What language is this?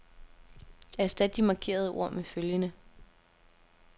Danish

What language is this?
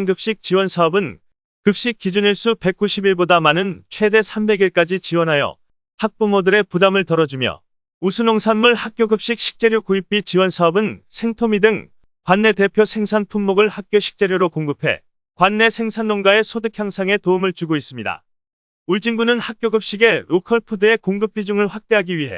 Korean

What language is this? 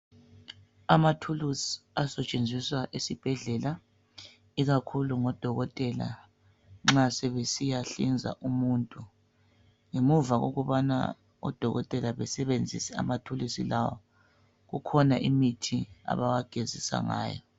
North Ndebele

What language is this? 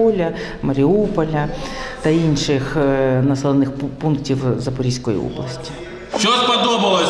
Ukrainian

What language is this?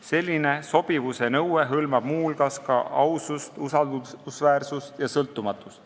Estonian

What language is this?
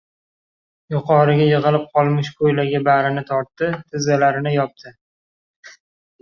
Uzbek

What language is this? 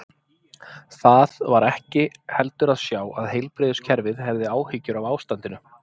Icelandic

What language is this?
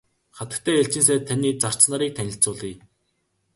Mongolian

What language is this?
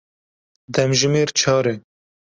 Kurdish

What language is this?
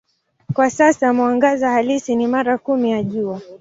Swahili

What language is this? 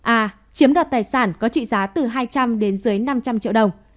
Vietnamese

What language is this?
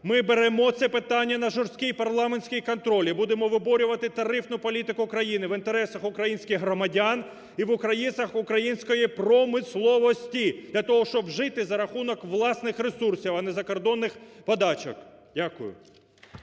Ukrainian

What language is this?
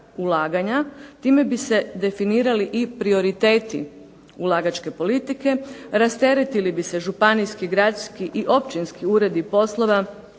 Croatian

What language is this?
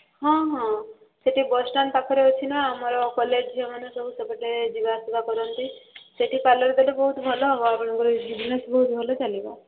Odia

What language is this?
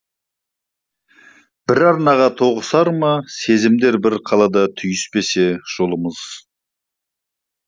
Kazakh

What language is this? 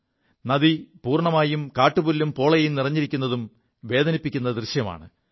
Malayalam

